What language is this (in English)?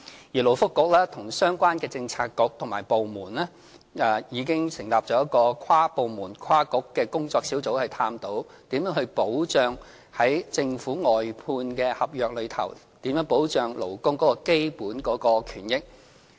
Cantonese